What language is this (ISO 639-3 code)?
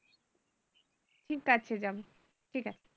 ben